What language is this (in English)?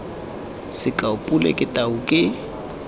Tswana